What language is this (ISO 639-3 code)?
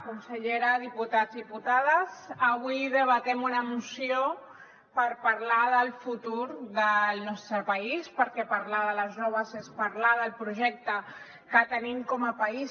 cat